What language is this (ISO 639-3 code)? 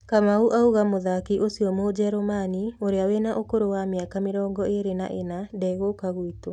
kik